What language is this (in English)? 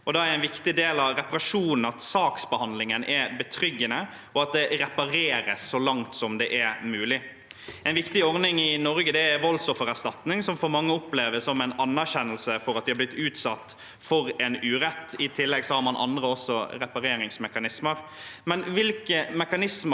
Norwegian